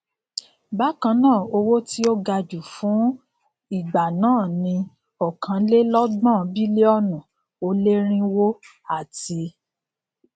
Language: Yoruba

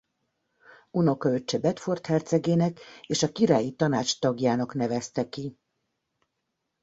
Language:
Hungarian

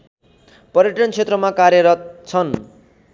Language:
Nepali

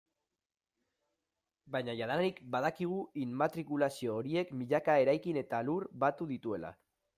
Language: Basque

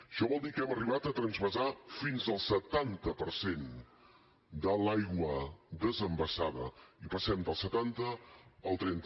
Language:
Catalan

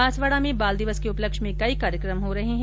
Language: Hindi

